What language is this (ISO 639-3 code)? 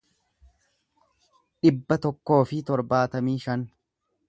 orm